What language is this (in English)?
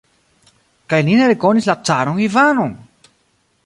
Esperanto